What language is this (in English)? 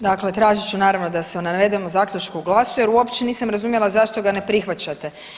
Croatian